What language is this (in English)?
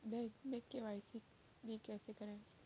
Hindi